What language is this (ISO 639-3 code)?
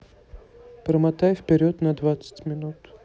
rus